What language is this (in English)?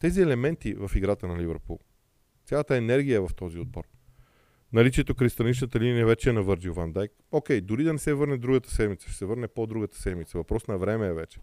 Bulgarian